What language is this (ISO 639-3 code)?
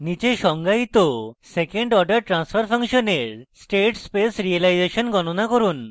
ben